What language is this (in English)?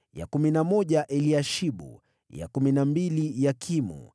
Swahili